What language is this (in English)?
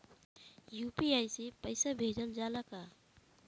Bhojpuri